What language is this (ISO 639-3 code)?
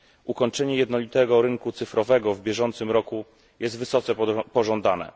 pol